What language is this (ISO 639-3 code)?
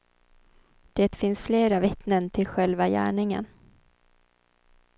swe